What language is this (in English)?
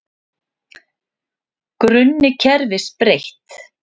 Icelandic